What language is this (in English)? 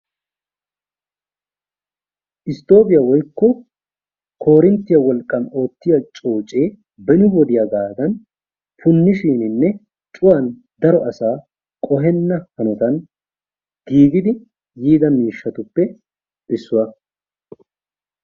Wolaytta